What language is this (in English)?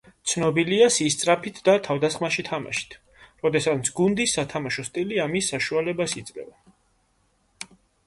Georgian